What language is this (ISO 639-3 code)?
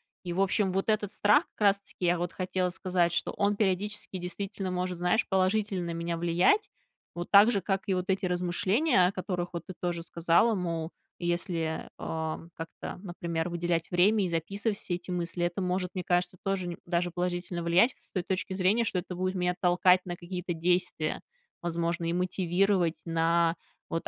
rus